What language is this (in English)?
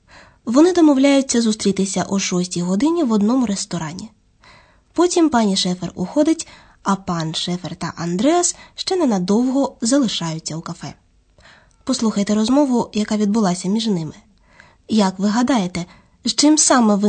Ukrainian